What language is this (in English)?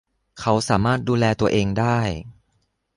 Thai